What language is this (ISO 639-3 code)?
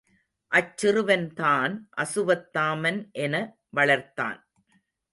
tam